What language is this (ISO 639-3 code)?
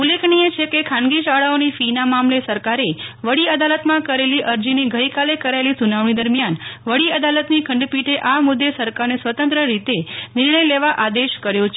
guj